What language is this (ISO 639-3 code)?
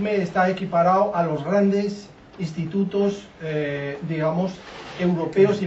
spa